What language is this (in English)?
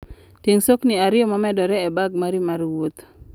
Luo (Kenya and Tanzania)